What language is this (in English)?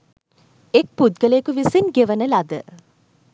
Sinhala